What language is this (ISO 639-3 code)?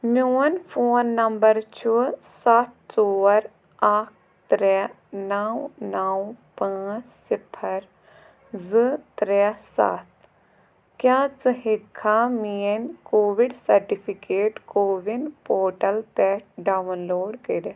kas